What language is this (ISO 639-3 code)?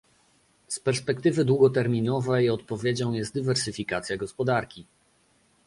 pol